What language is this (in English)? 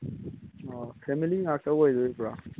Manipuri